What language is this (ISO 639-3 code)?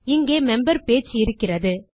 tam